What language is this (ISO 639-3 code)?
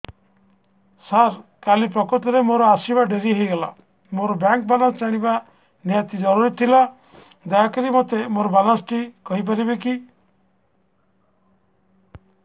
ori